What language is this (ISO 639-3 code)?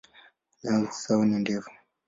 swa